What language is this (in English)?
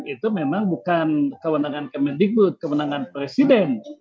Indonesian